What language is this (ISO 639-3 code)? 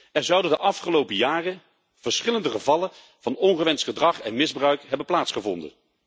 nld